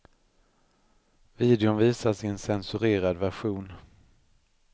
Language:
Swedish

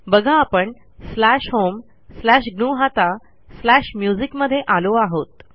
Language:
Marathi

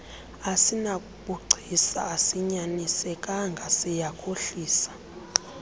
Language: Xhosa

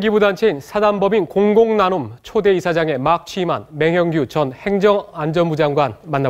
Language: Korean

